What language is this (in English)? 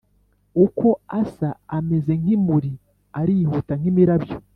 Kinyarwanda